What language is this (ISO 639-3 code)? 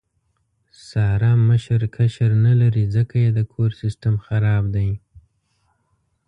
pus